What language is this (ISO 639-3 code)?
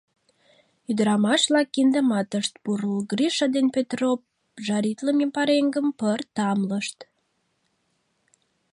chm